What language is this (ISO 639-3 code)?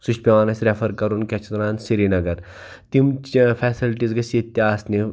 kas